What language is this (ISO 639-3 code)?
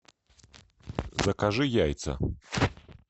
rus